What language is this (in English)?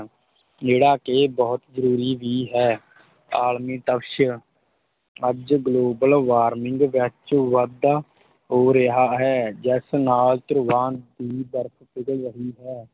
Punjabi